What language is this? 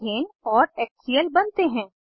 Hindi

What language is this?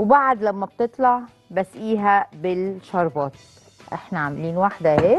Arabic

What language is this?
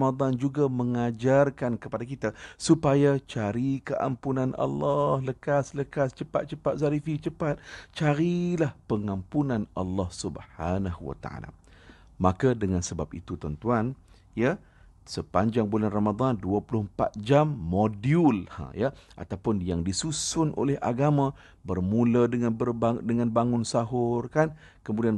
Malay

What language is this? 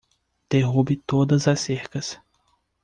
Portuguese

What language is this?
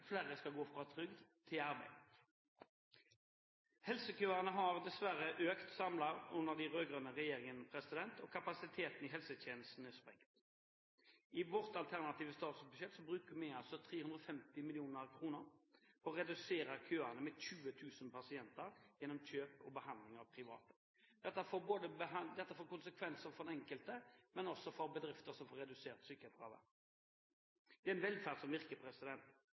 Norwegian Bokmål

